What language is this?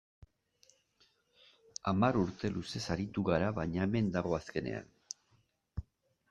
Basque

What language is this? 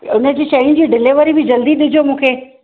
Sindhi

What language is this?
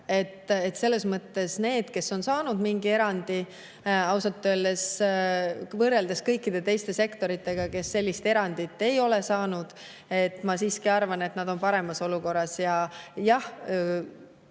Estonian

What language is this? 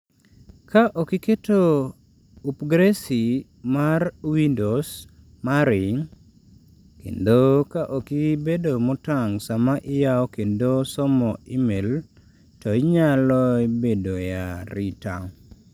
Luo (Kenya and Tanzania)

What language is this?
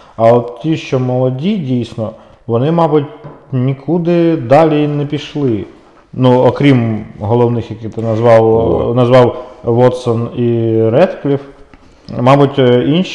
Ukrainian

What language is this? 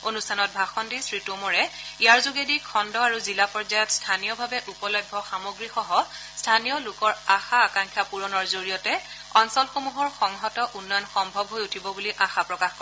Assamese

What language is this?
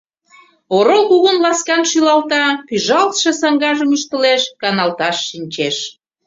Mari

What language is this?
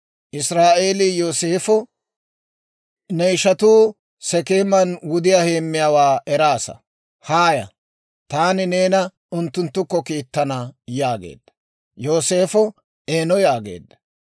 Dawro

